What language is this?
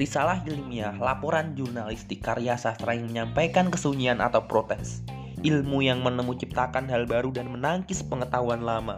Indonesian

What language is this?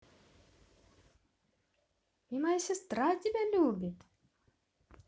Russian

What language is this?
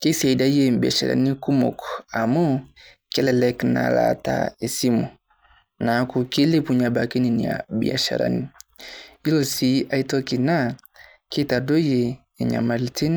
Masai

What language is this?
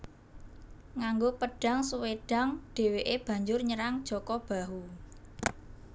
Javanese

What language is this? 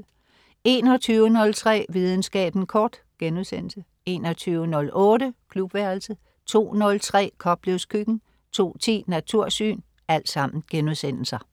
Danish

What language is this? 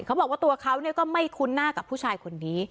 Thai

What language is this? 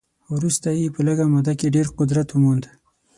Pashto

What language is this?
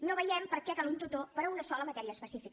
Catalan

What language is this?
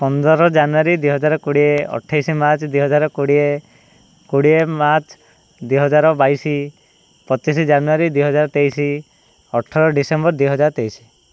Odia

